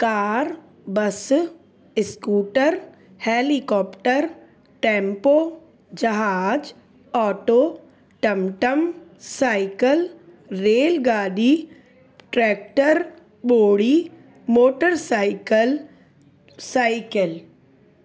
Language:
Sindhi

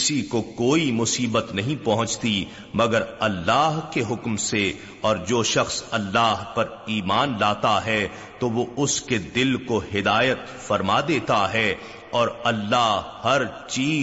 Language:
Urdu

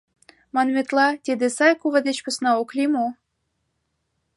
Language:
Mari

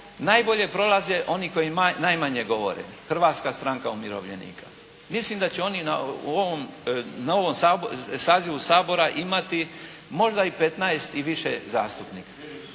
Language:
Croatian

